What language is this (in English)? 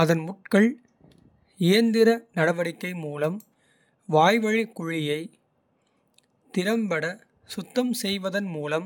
Kota (India)